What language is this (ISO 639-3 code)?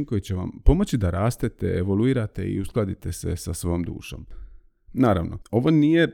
hrv